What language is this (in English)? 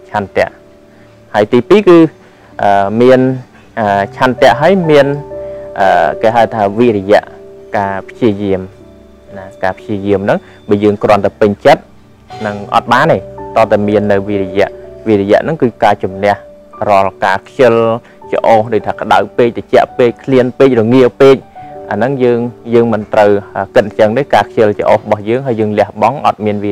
Thai